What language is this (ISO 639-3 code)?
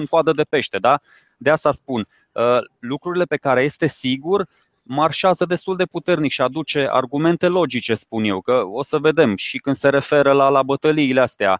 ron